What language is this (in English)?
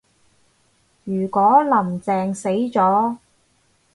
Cantonese